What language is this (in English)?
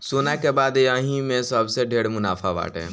Bhojpuri